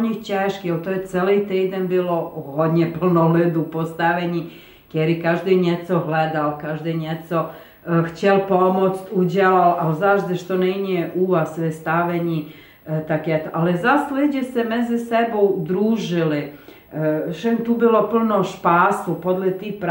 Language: Czech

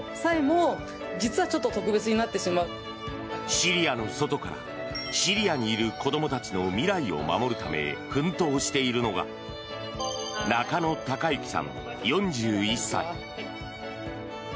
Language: Japanese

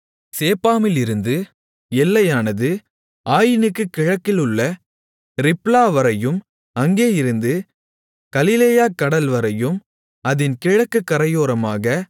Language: Tamil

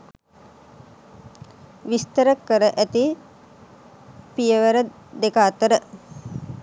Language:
Sinhala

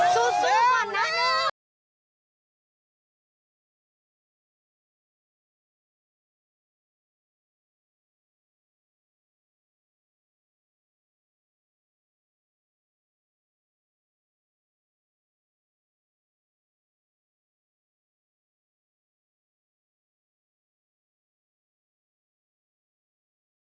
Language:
Thai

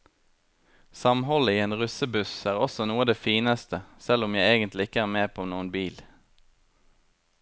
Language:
Norwegian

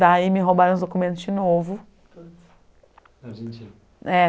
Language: Portuguese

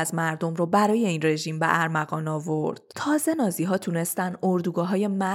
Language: Persian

